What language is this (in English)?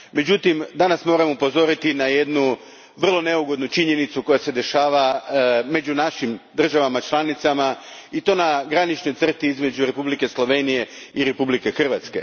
Croatian